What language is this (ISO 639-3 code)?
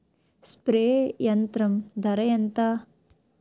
tel